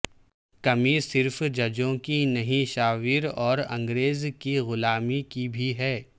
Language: Urdu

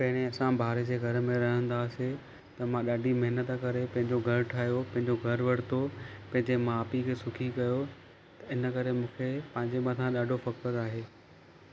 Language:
Sindhi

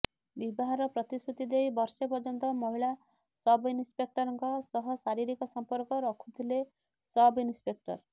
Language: Odia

